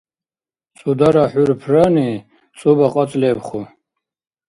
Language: Dargwa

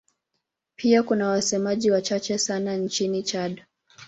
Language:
Swahili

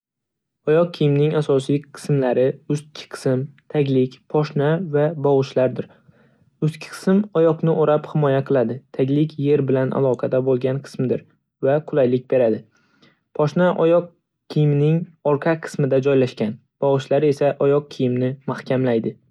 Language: Uzbek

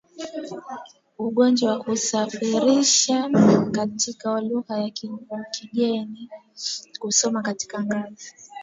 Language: Swahili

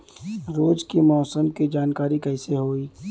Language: Bhojpuri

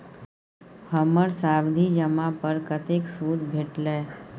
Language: Maithili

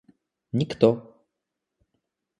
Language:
Russian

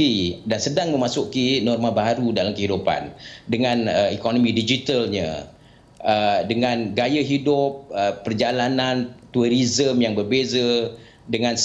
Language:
Malay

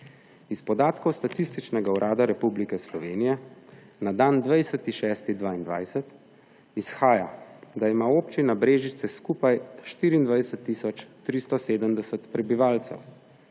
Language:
Slovenian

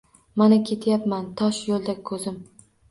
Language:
Uzbek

